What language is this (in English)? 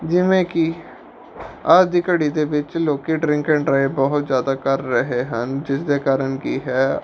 Punjabi